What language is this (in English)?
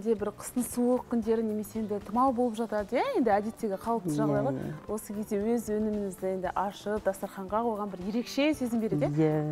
Russian